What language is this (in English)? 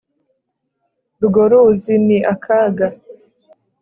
Kinyarwanda